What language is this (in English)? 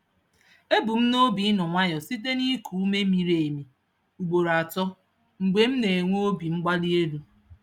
Igbo